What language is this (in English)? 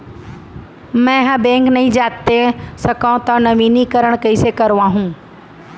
Chhattisgarhi